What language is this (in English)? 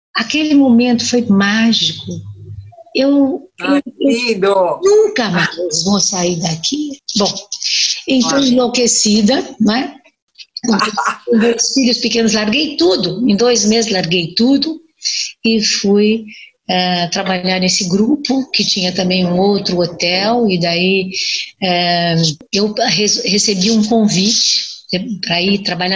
Portuguese